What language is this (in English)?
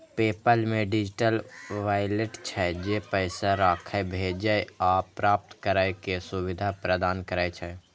Maithili